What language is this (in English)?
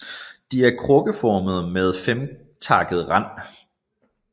Danish